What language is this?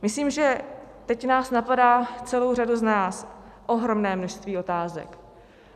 Czech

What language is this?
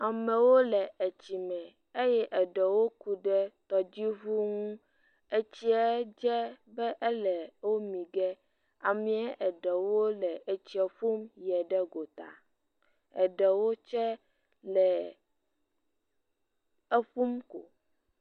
Ewe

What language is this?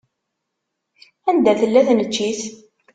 Kabyle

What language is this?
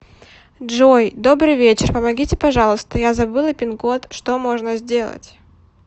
Russian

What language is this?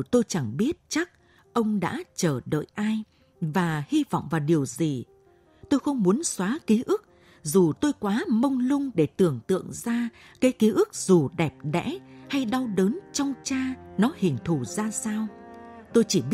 Vietnamese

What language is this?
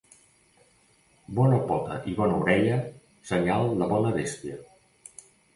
Catalan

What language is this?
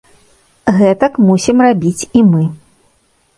Belarusian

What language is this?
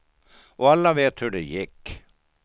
Swedish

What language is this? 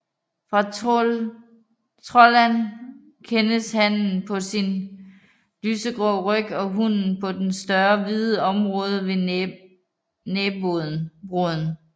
Danish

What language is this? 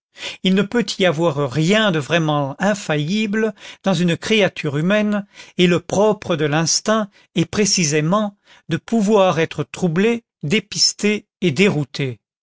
French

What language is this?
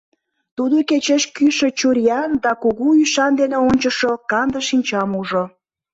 Mari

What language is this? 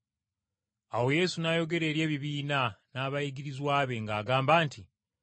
Ganda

